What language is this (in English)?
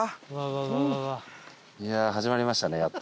Japanese